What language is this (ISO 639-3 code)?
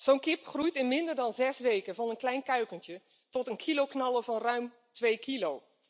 nld